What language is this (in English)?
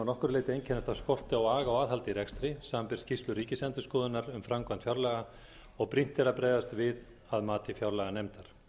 Icelandic